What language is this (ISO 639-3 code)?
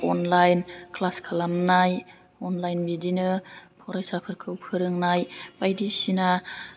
brx